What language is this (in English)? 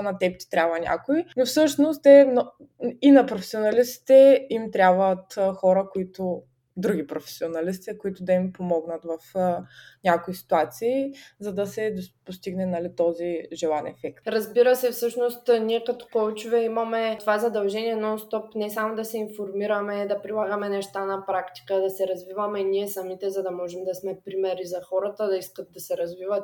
Bulgarian